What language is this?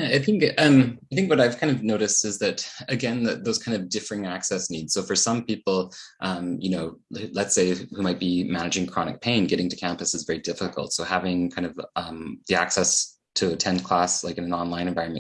English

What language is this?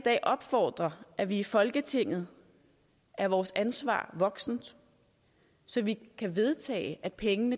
Danish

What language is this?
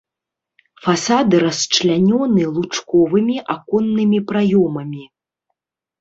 Belarusian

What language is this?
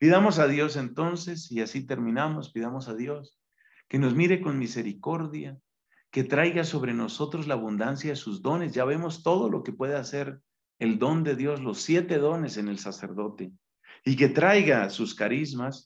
Spanish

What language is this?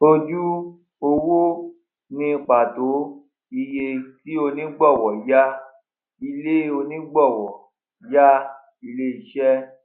Yoruba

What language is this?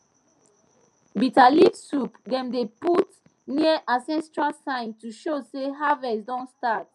Nigerian Pidgin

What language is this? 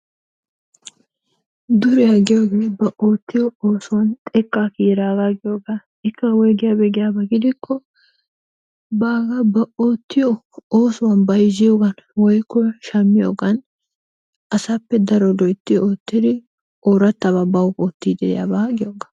Wolaytta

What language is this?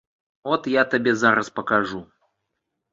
Belarusian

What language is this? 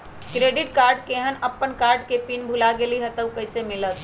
Magahi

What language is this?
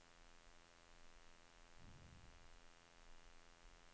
Norwegian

